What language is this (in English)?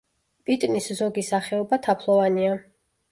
Georgian